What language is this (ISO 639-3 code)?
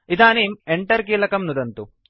san